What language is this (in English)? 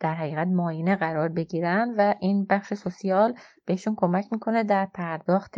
Persian